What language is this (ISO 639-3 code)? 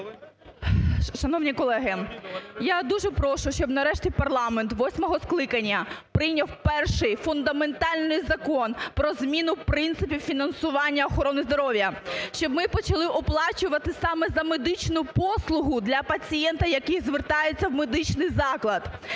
ukr